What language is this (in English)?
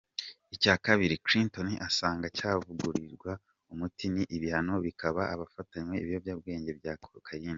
Kinyarwanda